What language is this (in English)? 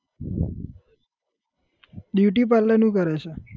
Gujarati